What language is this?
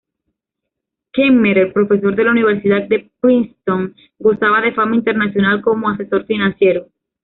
Spanish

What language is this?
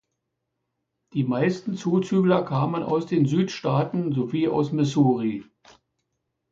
German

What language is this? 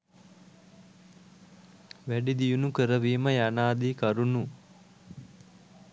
Sinhala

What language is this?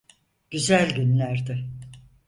Turkish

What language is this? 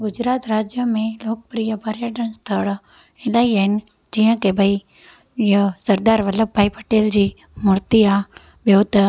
Sindhi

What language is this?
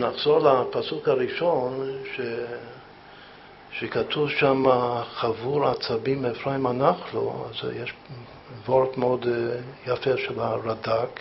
Hebrew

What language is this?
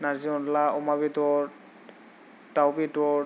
Bodo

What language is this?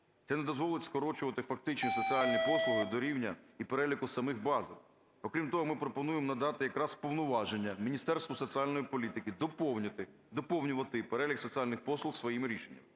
Ukrainian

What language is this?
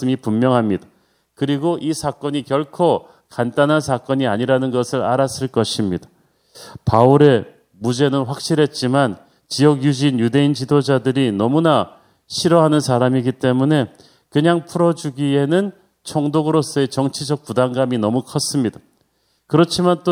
Korean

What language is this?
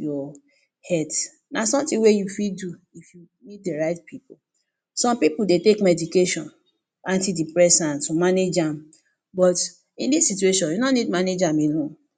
Nigerian Pidgin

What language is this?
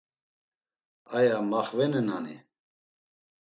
Laz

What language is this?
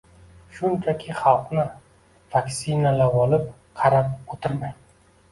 Uzbek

